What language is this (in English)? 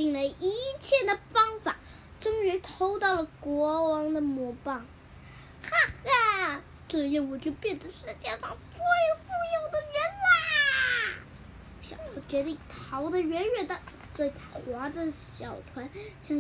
Chinese